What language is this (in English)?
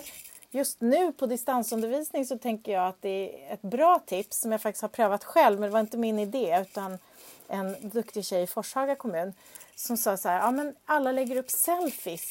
Swedish